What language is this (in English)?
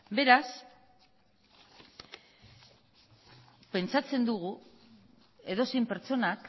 Basque